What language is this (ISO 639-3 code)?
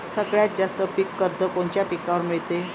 mar